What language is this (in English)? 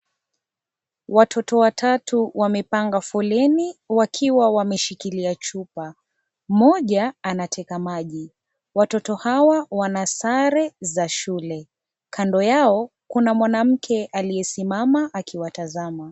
Swahili